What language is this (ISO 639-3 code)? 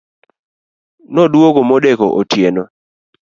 luo